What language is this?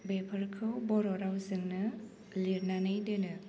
Bodo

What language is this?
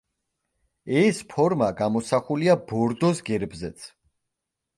Georgian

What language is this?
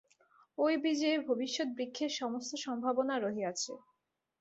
Bangla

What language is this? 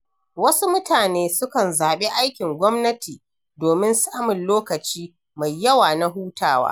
Hausa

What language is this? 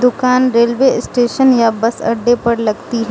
Hindi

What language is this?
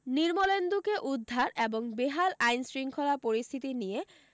Bangla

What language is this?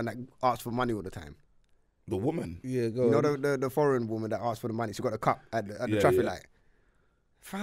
English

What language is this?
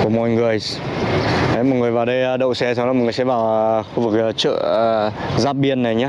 Vietnamese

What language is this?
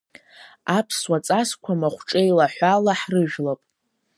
Abkhazian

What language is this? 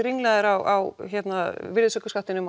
Icelandic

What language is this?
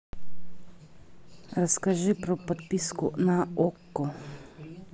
Russian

